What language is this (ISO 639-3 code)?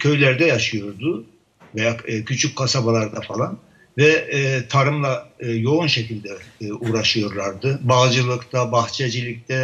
tur